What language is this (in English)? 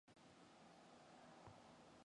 Mongolian